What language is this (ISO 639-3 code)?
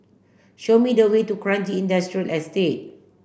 eng